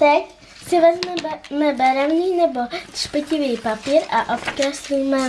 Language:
Czech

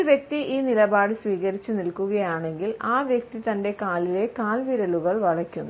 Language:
Malayalam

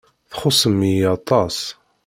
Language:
Kabyle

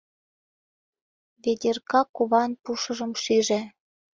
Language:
Mari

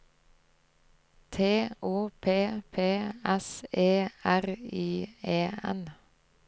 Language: Norwegian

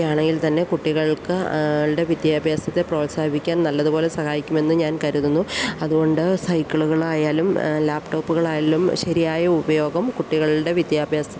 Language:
Malayalam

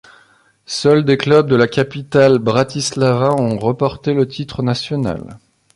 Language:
French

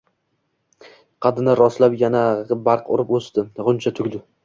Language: Uzbek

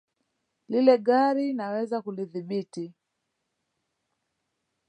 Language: Swahili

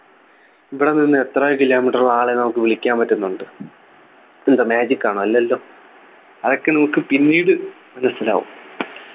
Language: Malayalam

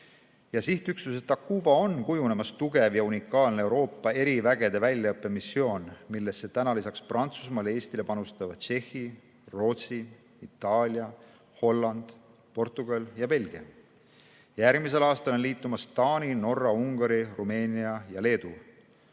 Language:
Estonian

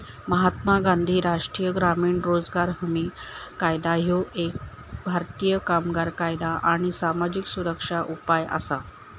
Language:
Marathi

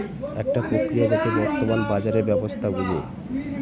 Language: Bangla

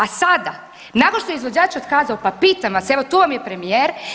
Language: Croatian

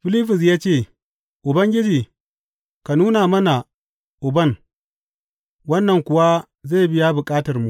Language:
Hausa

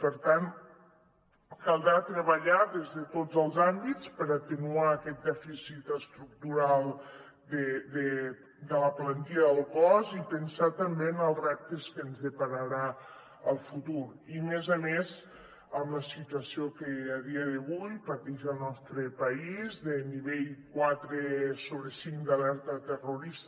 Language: Catalan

